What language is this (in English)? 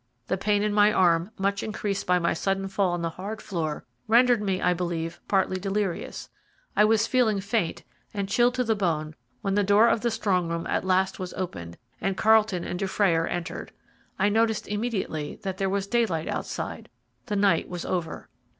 English